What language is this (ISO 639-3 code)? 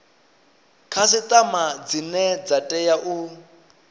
ven